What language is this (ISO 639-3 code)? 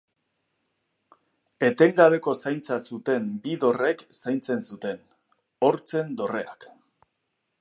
eus